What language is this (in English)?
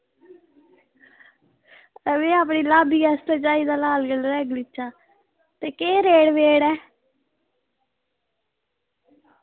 Dogri